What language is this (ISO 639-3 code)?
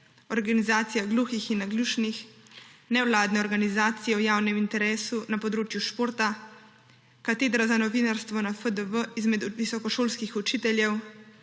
slv